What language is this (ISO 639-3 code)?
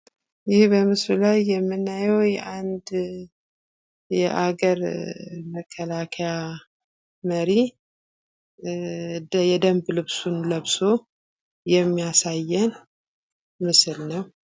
amh